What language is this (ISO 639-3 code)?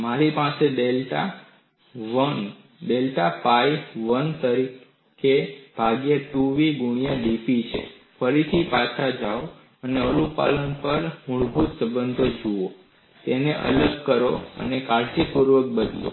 guj